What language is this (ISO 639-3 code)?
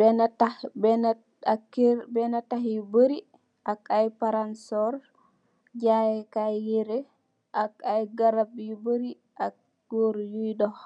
wol